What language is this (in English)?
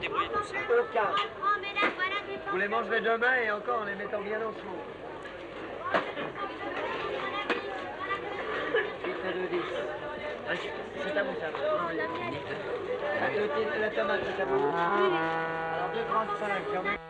French